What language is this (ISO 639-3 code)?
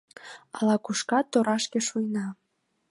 chm